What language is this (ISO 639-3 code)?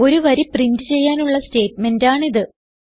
mal